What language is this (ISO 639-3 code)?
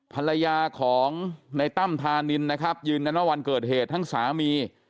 tha